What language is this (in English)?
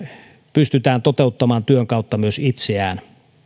Finnish